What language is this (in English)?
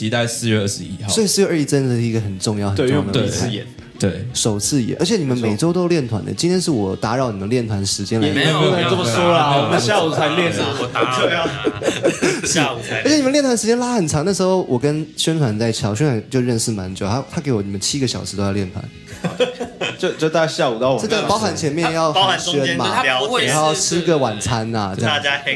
Chinese